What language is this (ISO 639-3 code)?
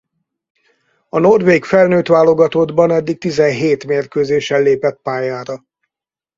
hun